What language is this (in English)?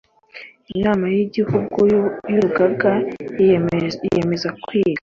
Kinyarwanda